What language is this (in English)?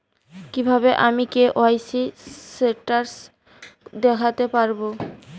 Bangla